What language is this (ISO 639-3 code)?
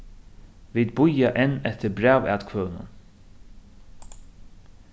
fao